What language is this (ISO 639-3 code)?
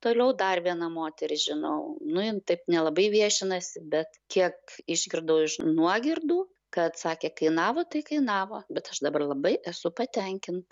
lit